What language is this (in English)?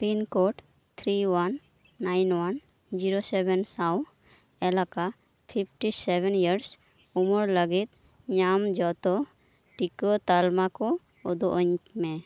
Santali